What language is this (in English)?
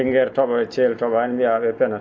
Fula